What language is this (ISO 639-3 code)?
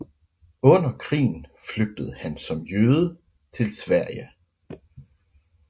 dan